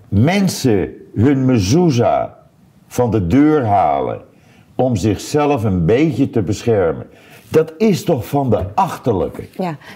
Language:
Dutch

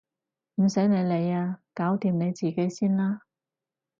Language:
Cantonese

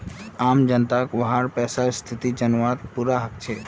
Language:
Magahi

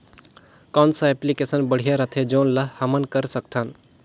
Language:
Chhattisgarhi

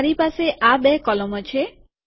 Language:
Gujarati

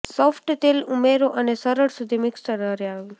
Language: Gujarati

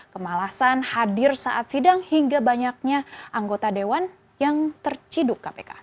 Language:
Indonesian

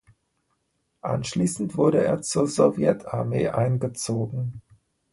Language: German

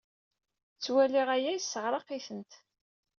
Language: Kabyle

